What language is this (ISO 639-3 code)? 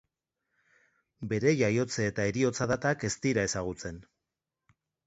eus